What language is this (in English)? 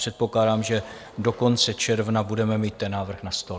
Czech